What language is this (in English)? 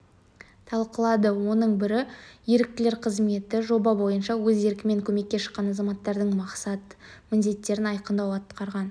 Kazakh